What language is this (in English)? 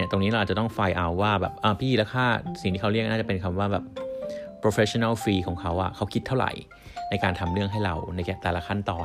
Thai